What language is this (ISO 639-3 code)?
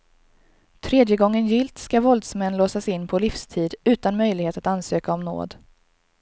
swe